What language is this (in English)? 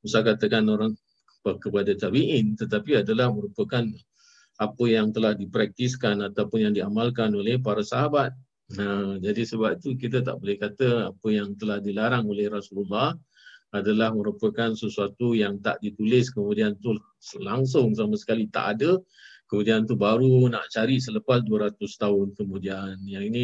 Malay